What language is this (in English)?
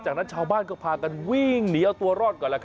Thai